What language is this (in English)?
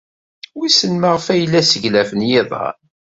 Kabyle